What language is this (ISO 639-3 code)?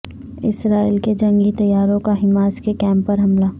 urd